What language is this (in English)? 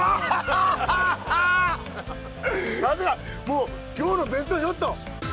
Japanese